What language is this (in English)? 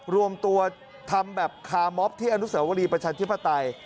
Thai